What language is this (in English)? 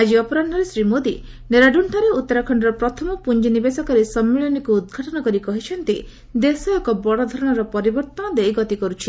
Odia